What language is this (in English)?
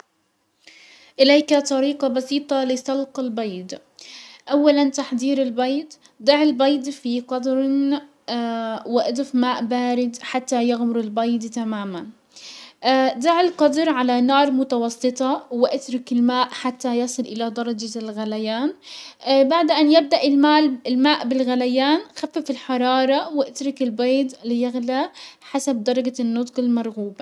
Hijazi Arabic